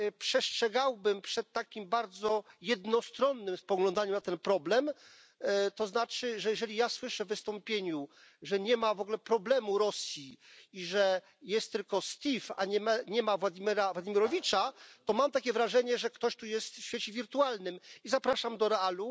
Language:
Polish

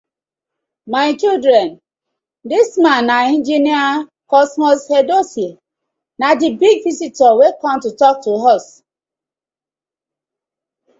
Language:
Nigerian Pidgin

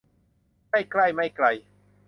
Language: Thai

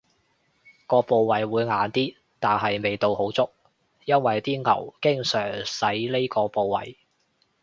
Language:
Cantonese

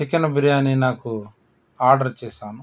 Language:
Telugu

